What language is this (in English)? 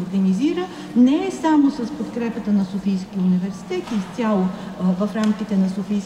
Bulgarian